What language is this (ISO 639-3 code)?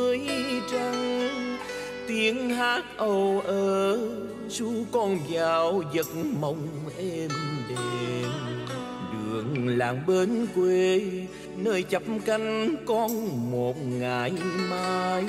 vie